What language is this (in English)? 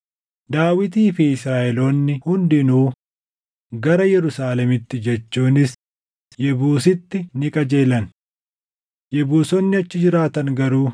Oromo